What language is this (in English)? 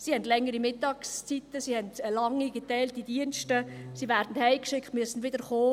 Swiss German